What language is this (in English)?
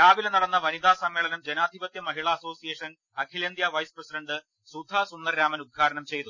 Malayalam